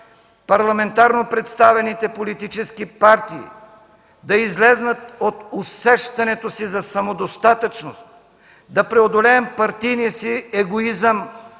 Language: Bulgarian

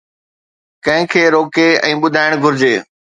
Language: Sindhi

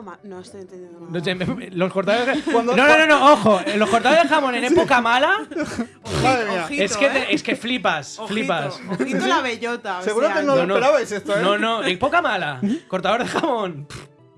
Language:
Spanish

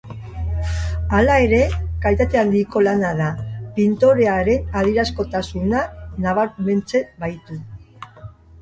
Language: Basque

